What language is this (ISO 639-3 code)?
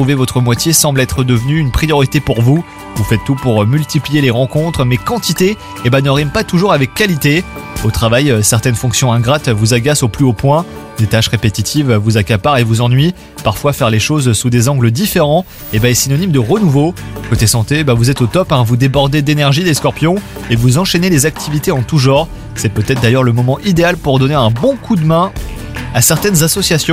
fra